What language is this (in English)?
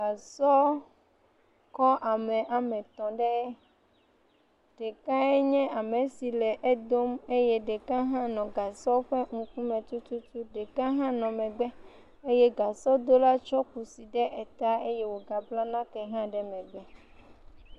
Ewe